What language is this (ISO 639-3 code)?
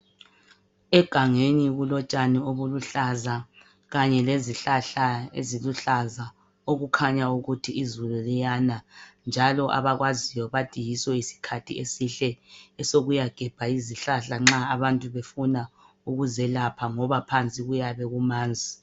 nde